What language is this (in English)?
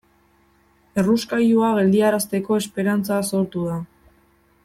Basque